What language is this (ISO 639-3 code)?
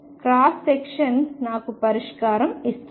tel